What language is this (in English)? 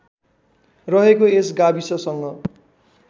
Nepali